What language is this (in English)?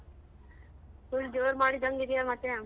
Kannada